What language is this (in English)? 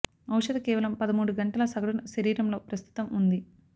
Telugu